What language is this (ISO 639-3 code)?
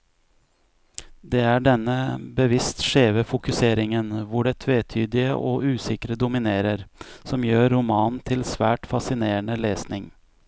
nor